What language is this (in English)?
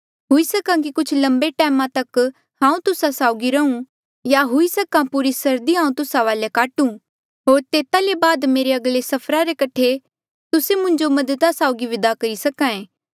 Mandeali